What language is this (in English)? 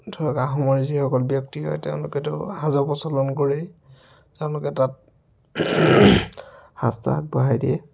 Assamese